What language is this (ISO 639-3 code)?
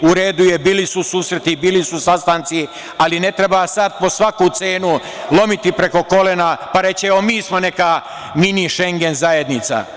srp